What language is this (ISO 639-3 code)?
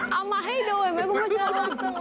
tha